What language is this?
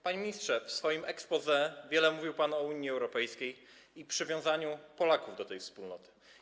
Polish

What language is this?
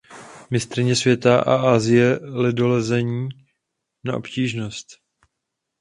Czech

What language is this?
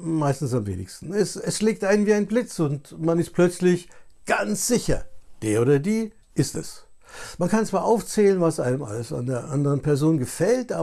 German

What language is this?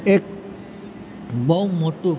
Gujarati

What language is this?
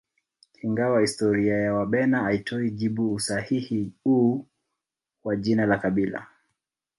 Swahili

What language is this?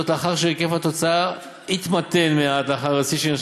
Hebrew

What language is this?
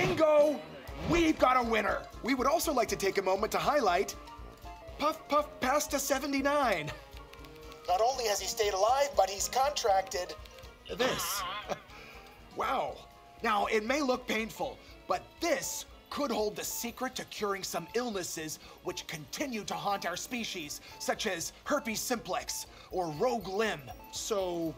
Japanese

